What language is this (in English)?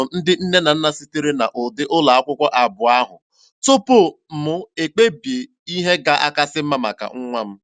Igbo